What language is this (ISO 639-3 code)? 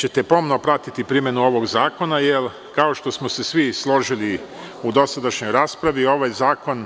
srp